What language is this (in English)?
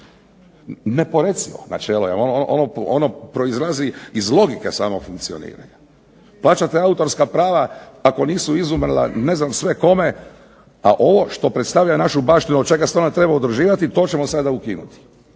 Croatian